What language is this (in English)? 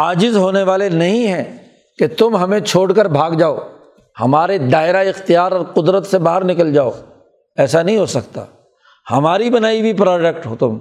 Urdu